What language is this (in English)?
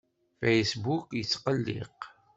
Kabyle